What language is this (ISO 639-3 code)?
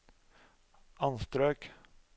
nor